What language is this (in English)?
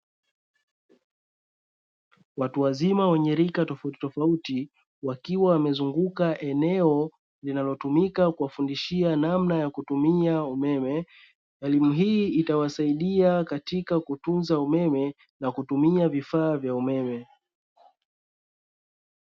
Swahili